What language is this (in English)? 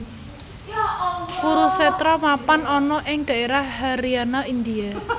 Javanese